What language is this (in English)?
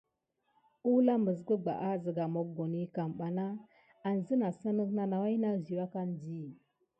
Gidar